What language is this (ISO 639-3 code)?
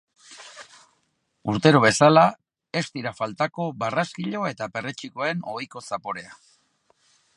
eus